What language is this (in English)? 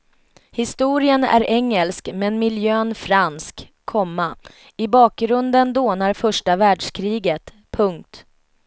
Swedish